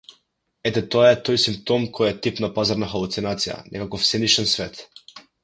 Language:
Macedonian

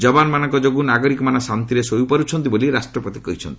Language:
Odia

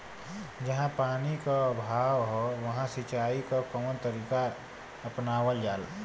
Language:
Bhojpuri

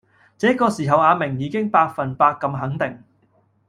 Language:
Cantonese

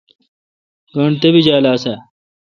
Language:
Kalkoti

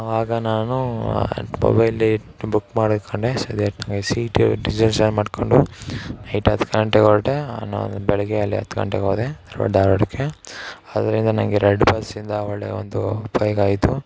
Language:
Kannada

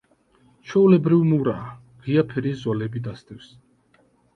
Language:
Georgian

